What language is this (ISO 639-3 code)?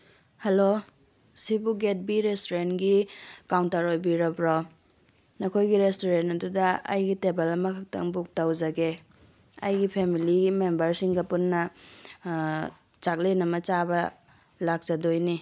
mni